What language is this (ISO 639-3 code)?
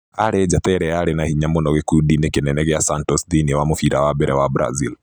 kik